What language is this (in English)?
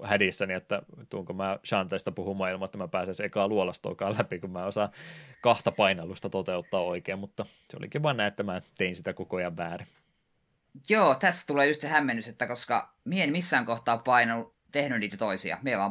Finnish